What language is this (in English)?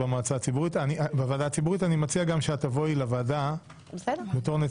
Hebrew